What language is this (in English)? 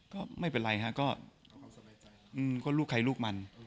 Thai